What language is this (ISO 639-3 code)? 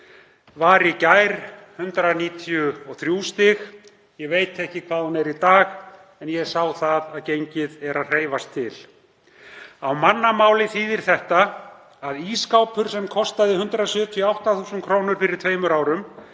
isl